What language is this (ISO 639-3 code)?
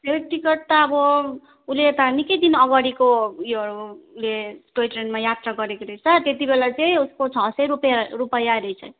nep